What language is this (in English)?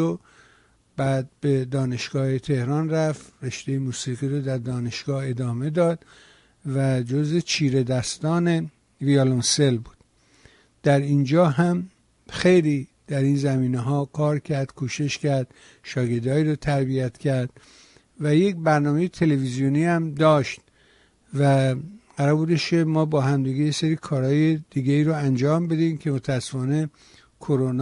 Persian